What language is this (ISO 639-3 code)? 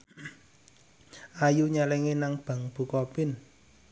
jav